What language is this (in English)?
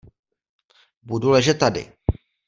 Czech